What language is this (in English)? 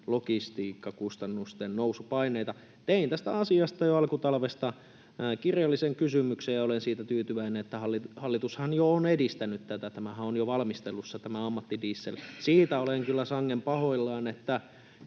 Finnish